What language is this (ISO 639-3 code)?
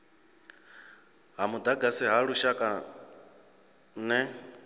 ven